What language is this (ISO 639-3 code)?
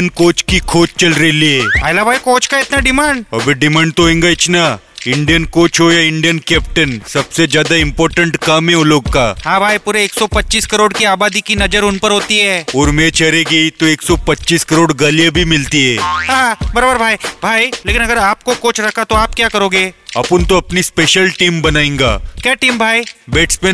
hin